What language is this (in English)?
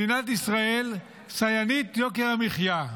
Hebrew